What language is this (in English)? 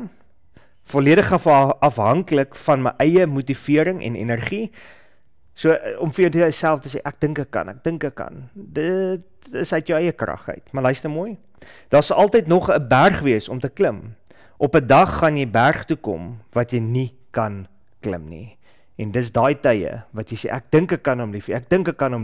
Dutch